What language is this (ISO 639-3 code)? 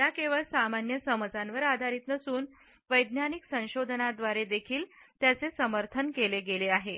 mar